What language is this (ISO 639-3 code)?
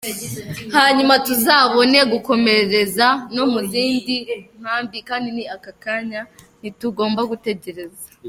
kin